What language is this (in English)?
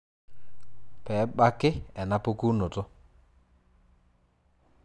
Masai